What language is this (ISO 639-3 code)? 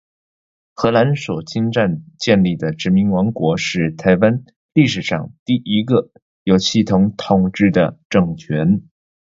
zho